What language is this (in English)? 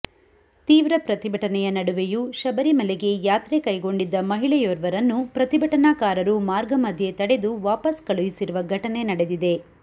Kannada